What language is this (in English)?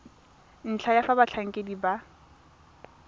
Tswana